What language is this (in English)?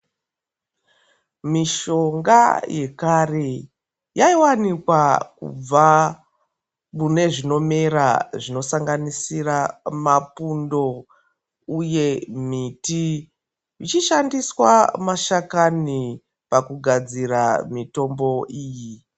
Ndau